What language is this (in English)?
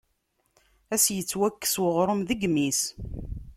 Kabyle